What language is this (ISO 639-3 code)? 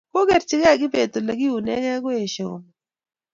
kln